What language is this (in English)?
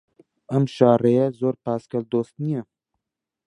Central Kurdish